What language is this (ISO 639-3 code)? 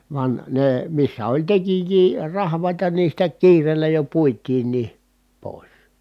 fin